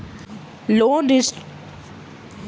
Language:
Maithili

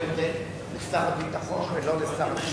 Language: Hebrew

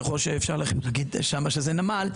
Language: Hebrew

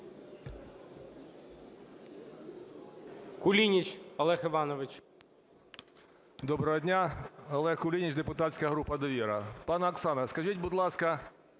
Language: Ukrainian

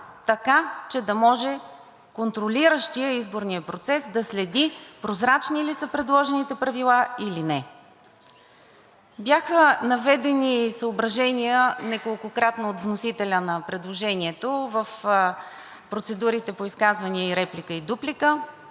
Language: Bulgarian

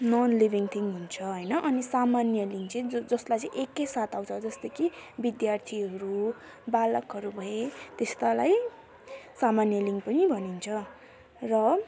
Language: Nepali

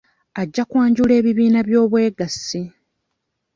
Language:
Ganda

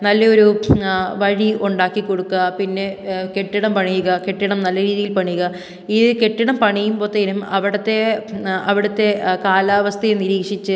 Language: Malayalam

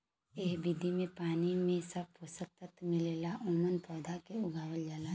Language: Bhojpuri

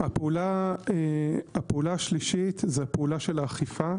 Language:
Hebrew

